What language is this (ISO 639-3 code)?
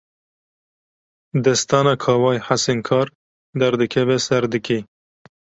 kur